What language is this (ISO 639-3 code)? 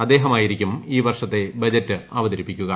mal